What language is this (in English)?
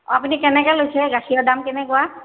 Assamese